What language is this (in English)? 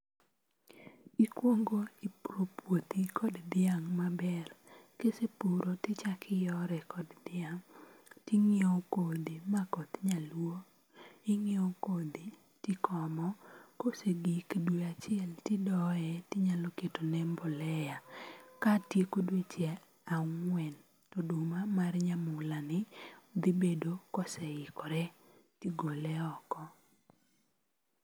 Luo (Kenya and Tanzania)